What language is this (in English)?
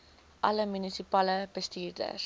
Afrikaans